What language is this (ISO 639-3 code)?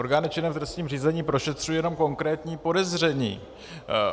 ces